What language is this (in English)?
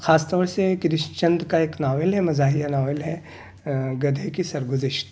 Urdu